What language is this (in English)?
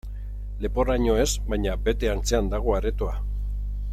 Basque